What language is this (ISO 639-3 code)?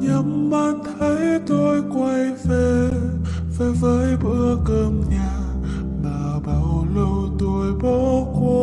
vie